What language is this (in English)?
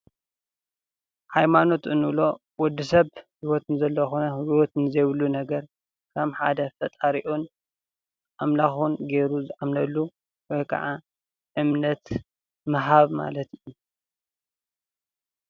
Tigrinya